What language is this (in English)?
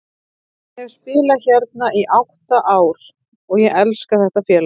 Icelandic